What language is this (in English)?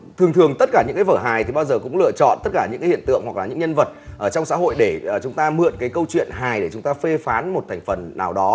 Vietnamese